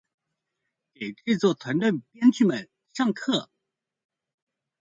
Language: Chinese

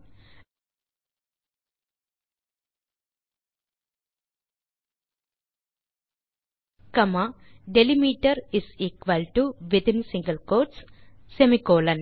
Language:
Tamil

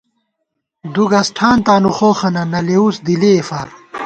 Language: Gawar-Bati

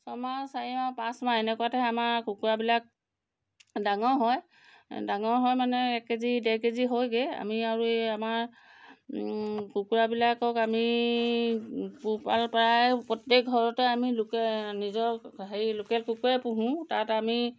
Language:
Assamese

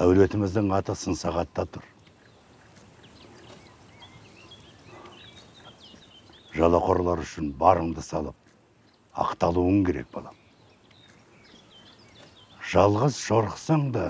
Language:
Turkish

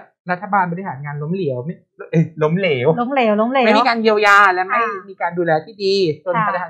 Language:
Thai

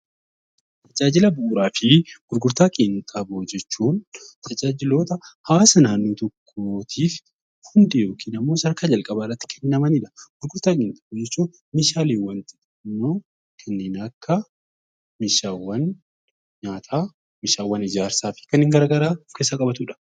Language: Oromo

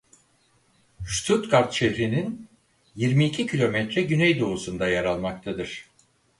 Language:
Turkish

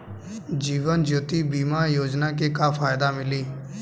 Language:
Bhojpuri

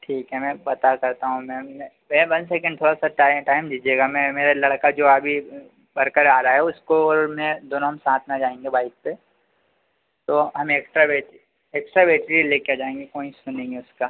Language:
Hindi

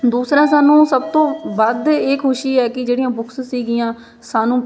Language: Punjabi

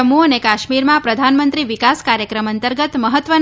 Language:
Gujarati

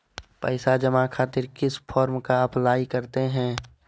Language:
Magahi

